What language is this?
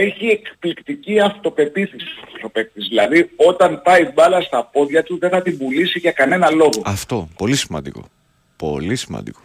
Greek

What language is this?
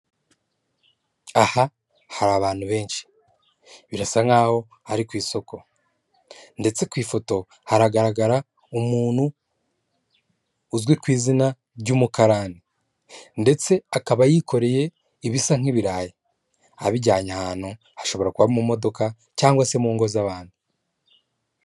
Kinyarwanda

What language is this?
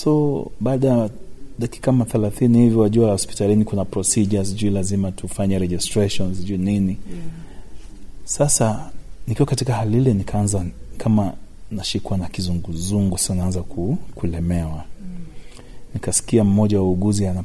Swahili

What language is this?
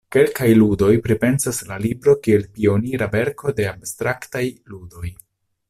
Esperanto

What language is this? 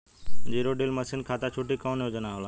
Bhojpuri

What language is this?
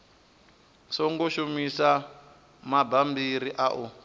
Venda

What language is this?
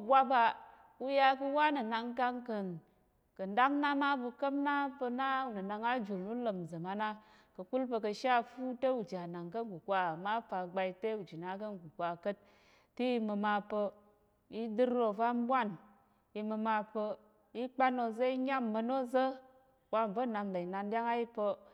Tarok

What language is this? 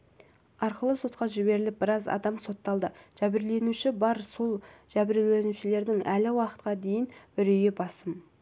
Kazakh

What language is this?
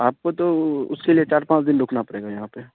Urdu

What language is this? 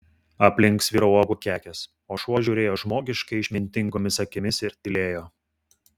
Lithuanian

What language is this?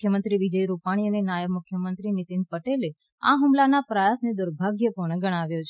Gujarati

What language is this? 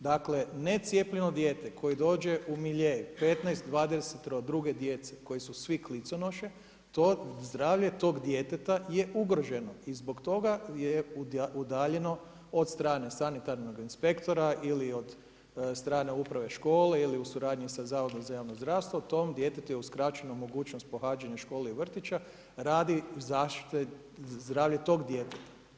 Croatian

